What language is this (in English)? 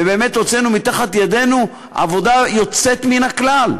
Hebrew